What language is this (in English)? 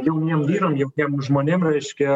Lithuanian